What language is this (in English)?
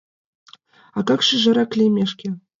Mari